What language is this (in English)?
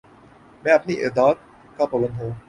Urdu